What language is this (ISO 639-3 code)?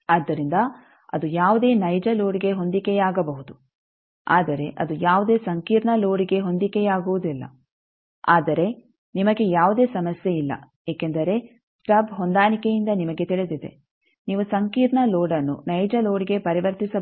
kan